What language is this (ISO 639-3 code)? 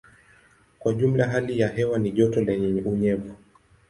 swa